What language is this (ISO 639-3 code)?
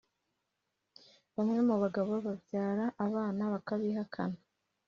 kin